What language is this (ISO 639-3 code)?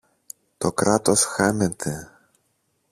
ell